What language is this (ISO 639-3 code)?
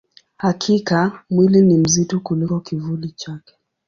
swa